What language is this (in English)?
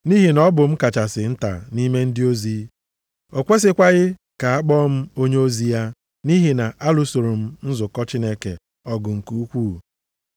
Igbo